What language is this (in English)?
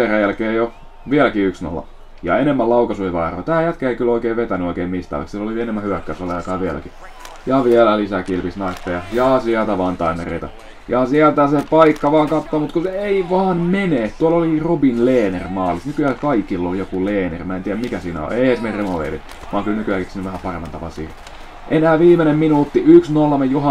Finnish